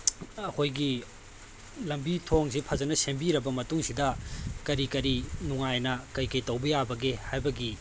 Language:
Manipuri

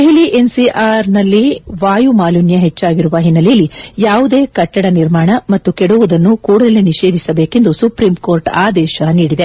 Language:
Kannada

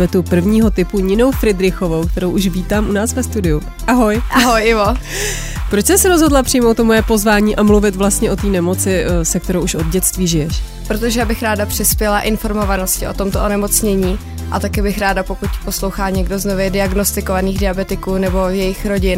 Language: Czech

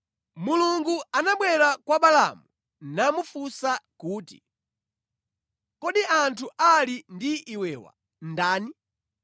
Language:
Nyanja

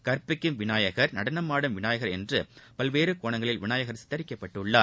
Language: Tamil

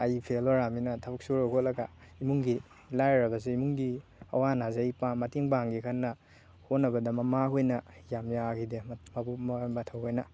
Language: Manipuri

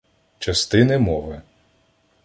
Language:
Ukrainian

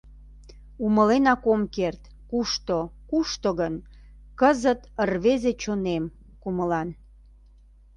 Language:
Mari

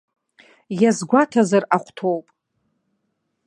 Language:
Abkhazian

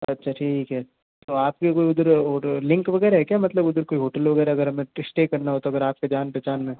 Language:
Hindi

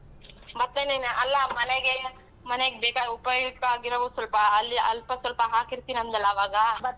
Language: Kannada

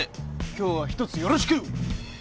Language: Japanese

